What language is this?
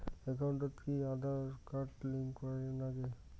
Bangla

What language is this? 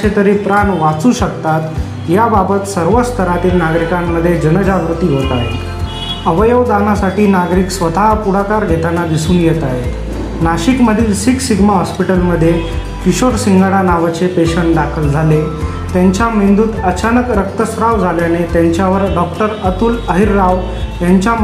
Marathi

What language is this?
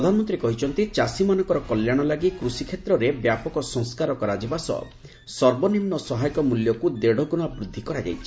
Odia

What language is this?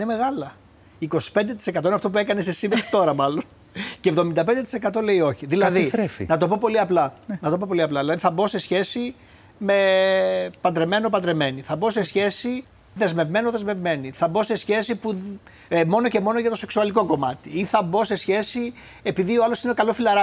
Greek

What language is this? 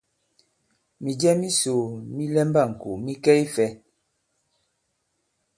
Bankon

